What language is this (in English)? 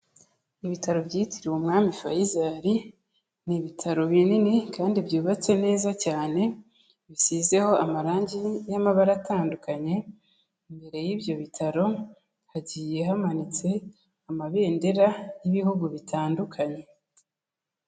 Kinyarwanda